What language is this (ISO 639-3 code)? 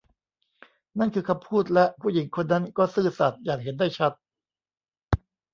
tha